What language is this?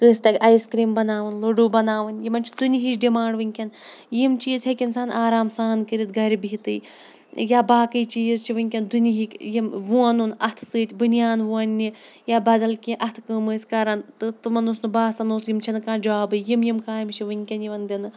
Kashmiri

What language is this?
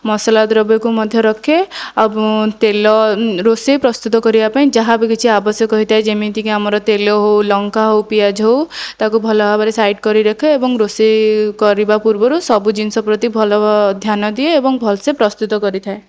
Odia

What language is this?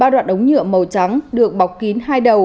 Vietnamese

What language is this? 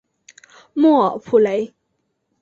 Chinese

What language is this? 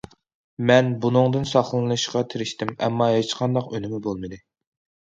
Uyghur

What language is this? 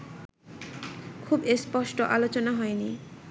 Bangla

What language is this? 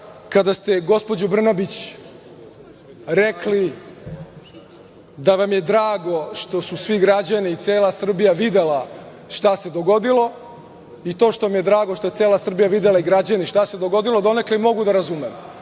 Serbian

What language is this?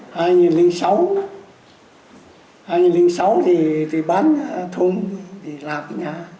Vietnamese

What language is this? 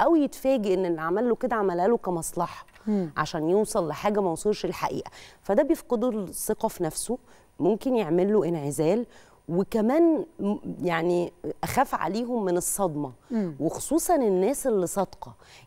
Arabic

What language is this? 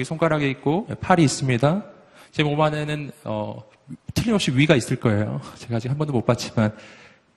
Korean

